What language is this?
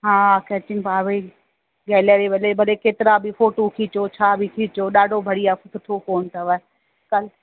Sindhi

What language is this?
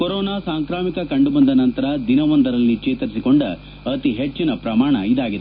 Kannada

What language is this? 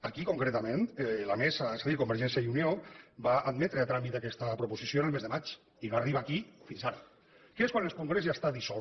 Catalan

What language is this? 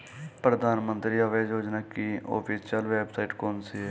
Hindi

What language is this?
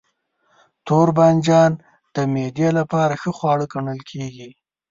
Pashto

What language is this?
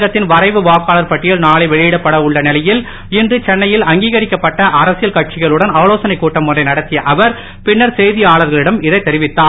Tamil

